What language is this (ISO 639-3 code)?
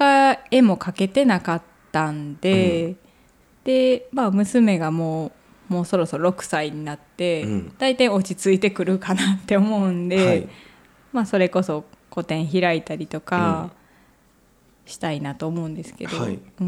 jpn